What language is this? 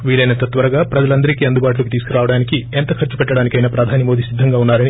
Telugu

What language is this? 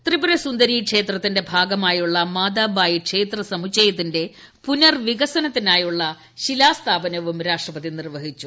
Malayalam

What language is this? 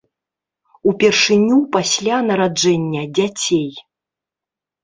Belarusian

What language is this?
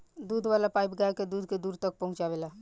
Bhojpuri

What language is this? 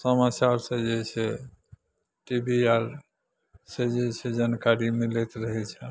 Maithili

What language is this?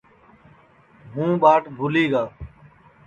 Sansi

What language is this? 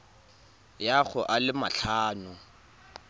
Tswana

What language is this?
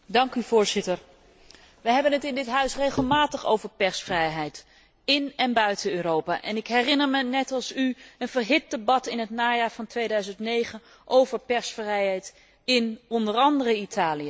Dutch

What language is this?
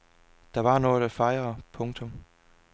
Danish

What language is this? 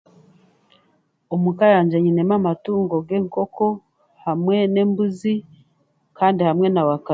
Chiga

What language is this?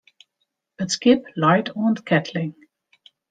Western Frisian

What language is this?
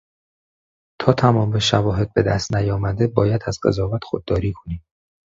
Persian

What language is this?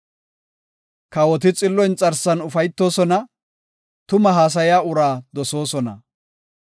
Gofa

